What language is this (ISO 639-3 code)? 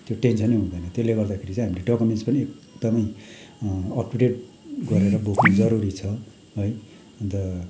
nep